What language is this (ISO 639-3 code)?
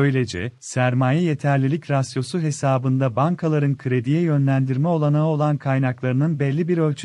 tur